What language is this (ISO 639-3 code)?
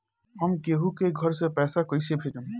bho